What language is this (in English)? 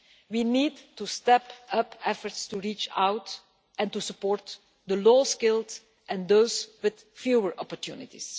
English